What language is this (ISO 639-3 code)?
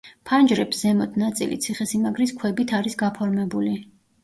kat